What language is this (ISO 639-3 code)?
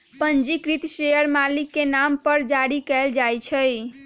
mag